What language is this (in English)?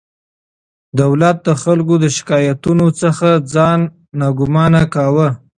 Pashto